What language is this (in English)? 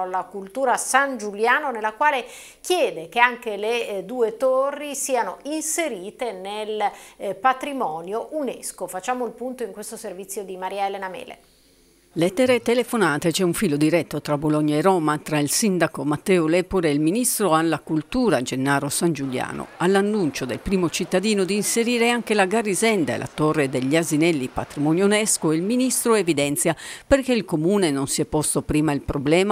Italian